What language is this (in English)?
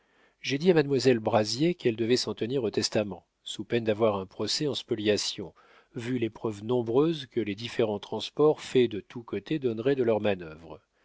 French